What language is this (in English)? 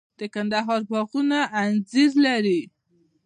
Pashto